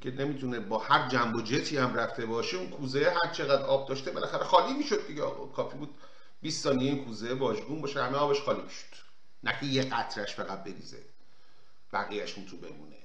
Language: Persian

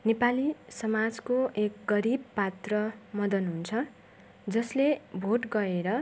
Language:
Nepali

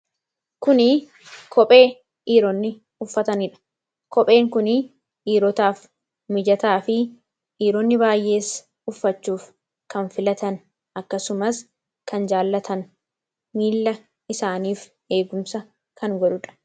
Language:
Oromo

